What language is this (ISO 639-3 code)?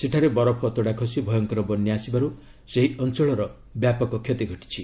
ori